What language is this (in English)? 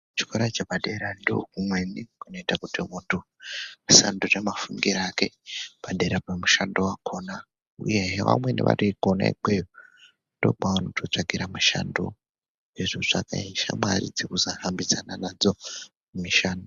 Ndau